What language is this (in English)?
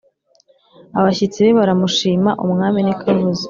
Kinyarwanda